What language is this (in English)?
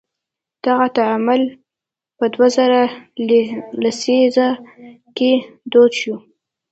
Pashto